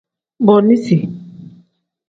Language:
Tem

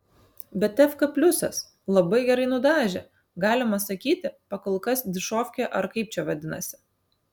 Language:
Lithuanian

